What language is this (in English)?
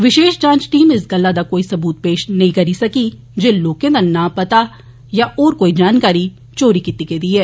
Dogri